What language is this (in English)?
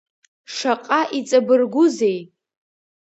Abkhazian